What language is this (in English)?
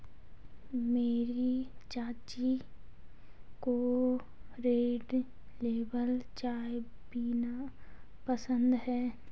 Hindi